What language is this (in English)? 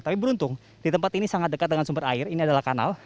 Indonesian